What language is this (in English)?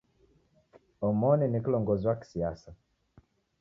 Taita